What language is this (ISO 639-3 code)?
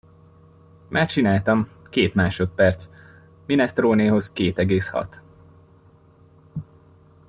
hun